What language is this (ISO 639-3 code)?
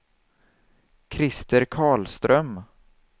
swe